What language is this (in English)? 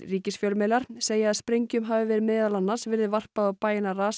Icelandic